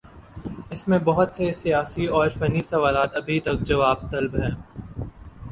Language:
Urdu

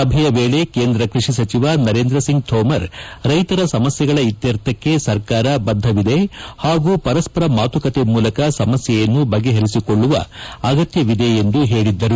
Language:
Kannada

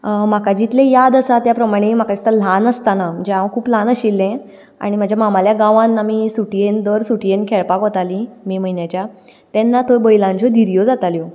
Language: Konkani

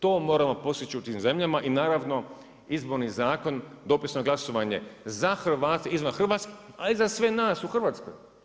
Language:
Croatian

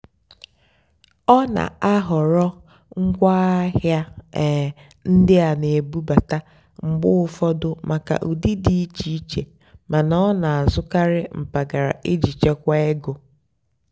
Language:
Igbo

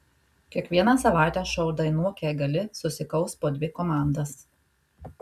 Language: Lithuanian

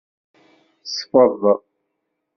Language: Kabyle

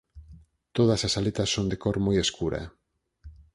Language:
Galician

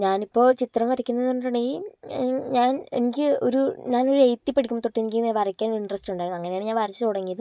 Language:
Malayalam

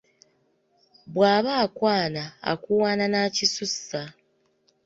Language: Ganda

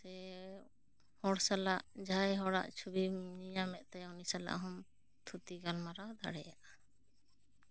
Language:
Santali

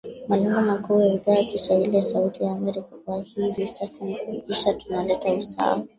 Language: Swahili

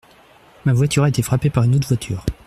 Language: French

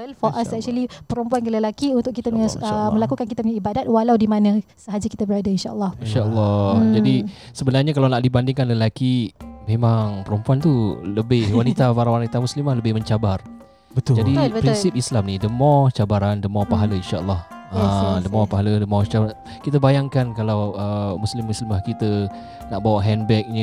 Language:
Malay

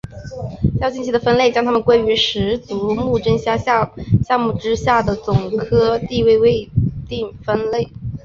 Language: Chinese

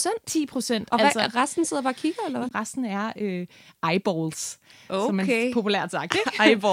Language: Danish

